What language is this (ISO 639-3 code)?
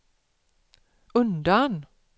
swe